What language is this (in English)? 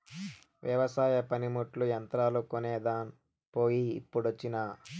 Telugu